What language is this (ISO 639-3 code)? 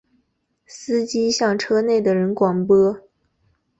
zho